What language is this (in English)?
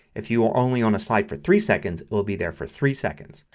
English